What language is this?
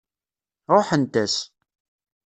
Kabyle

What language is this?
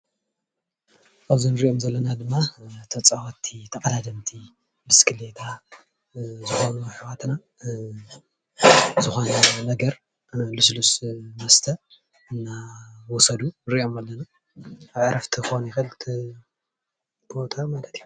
Tigrinya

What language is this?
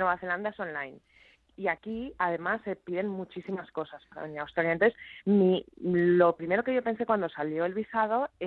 Spanish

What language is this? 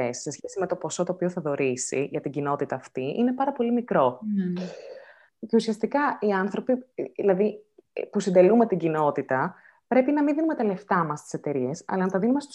Greek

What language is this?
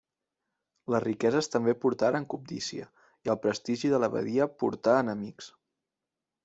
Catalan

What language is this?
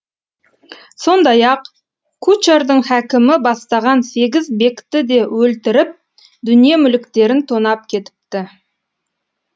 Kazakh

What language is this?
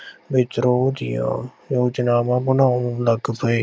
Punjabi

